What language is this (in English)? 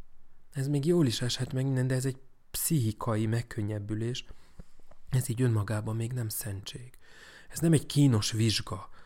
Hungarian